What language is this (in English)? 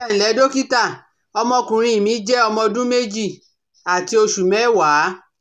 Yoruba